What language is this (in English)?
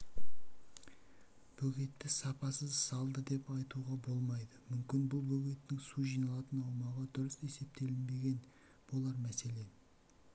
Kazakh